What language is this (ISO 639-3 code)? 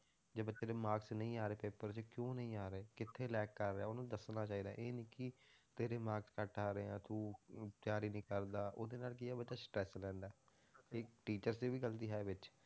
pan